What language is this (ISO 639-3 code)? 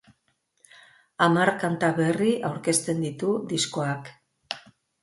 eus